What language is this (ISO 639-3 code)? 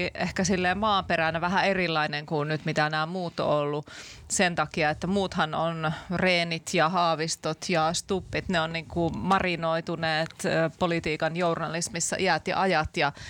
fin